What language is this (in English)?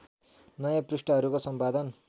Nepali